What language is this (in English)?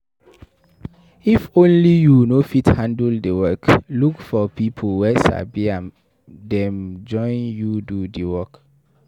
Nigerian Pidgin